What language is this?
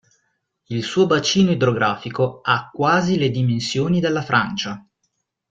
Italian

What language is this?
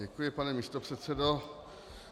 Czech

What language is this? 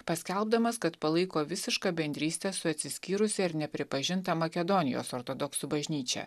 Lithuanian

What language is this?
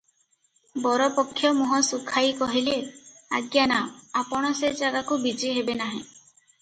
Odia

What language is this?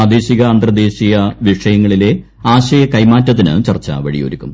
Malayalam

